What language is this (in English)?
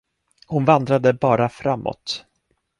Swedish